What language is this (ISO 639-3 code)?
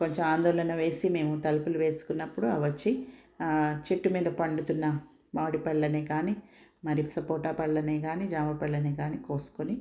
tel